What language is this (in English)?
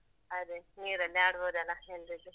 Kannada